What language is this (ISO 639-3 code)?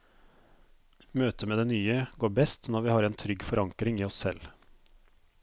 nor